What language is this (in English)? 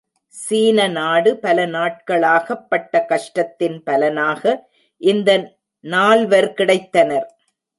Tamil